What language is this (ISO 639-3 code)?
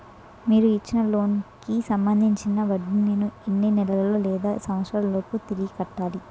tel